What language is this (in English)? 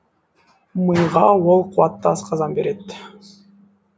Kazakh